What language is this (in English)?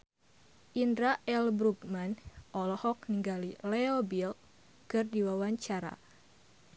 Sundanese